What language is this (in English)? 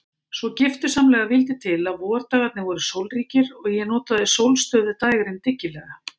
Icelandic